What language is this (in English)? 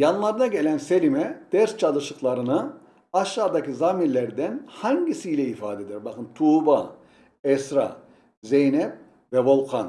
Turkish